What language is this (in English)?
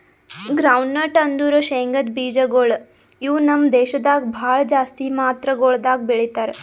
Kannada